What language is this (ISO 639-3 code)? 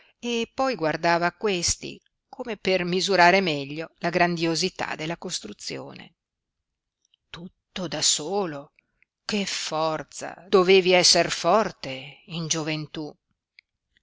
ita